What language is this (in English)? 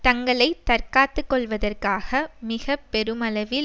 Tamil